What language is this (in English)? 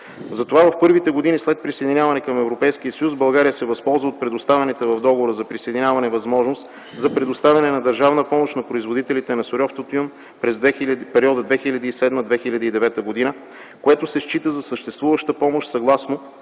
Bulgarian